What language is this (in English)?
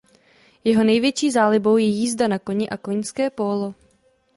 Czech